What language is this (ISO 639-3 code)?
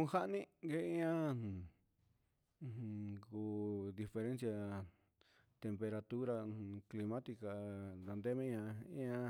mxs